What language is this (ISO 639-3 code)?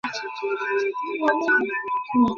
ben